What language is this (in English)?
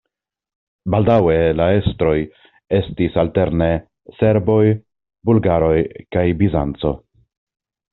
Esperanto